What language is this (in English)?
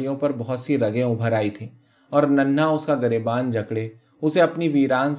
Urdu